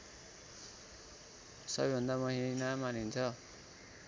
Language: Nepali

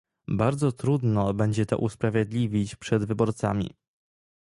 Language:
Polish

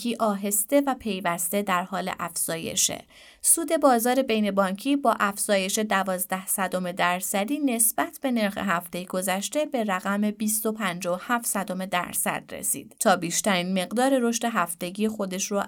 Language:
Persian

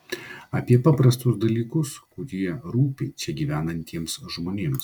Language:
Lithuanian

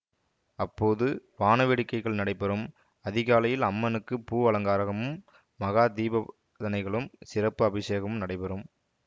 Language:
Tamil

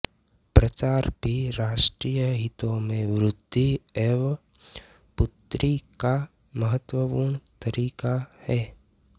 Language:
Hindi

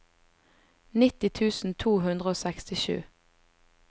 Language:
Norwegian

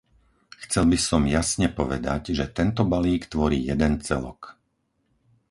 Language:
Slovak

